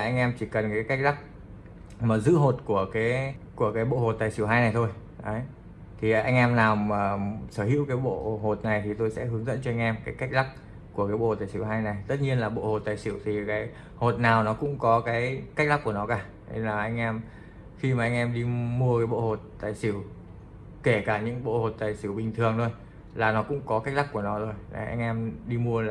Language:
Vietnamese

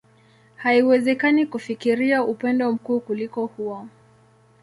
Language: Swahili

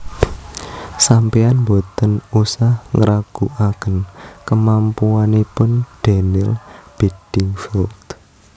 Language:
Javanese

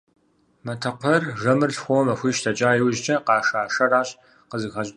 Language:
Kabardian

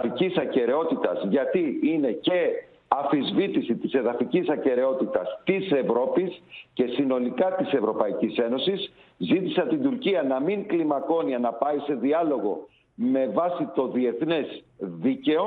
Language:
Greek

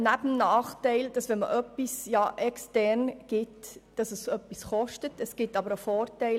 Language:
Swiss German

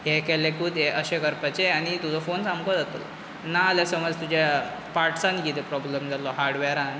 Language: Konkani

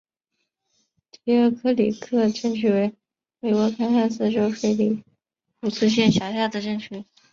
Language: Chinese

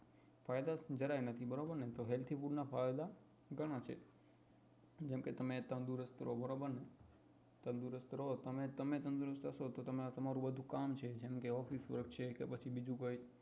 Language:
Gujarati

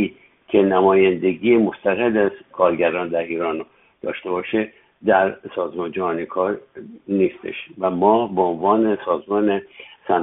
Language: Persian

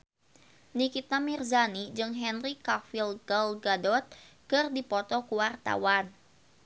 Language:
Sundanese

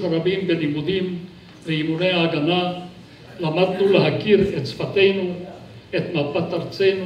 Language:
Hebrew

